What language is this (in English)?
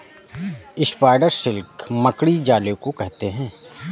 Hindi